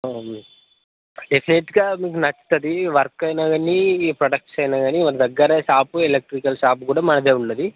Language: Telugu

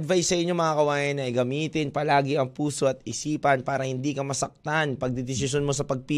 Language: Filipino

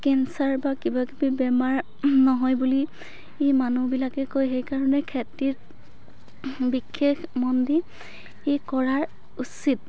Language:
Assamese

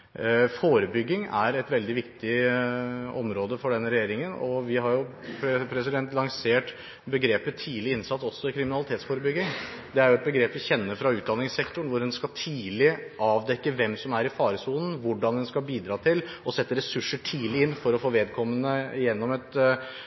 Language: Norwegian Bokmål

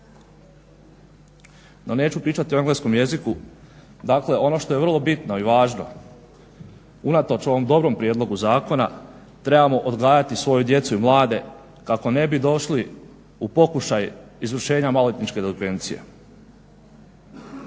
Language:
Croatian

